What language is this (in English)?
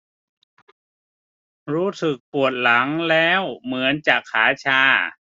Thai